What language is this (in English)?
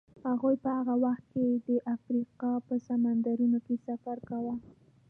Pashto